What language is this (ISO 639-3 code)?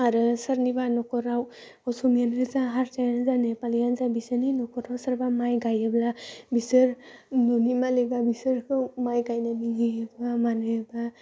brx